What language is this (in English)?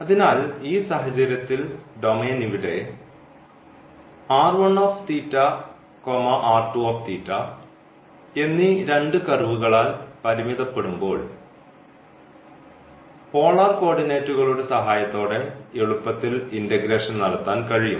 Malayalam